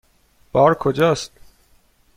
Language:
Persian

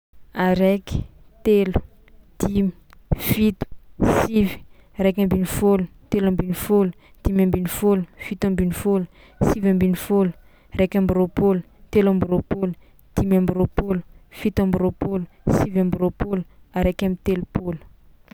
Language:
Tsimihety Malagasy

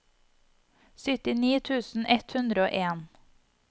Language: Norwegian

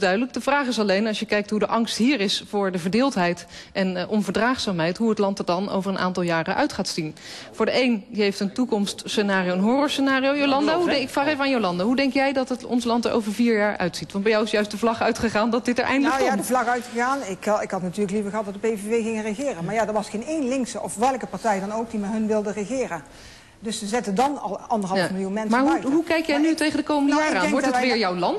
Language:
Dutch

